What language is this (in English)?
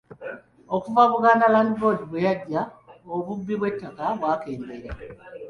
Ganda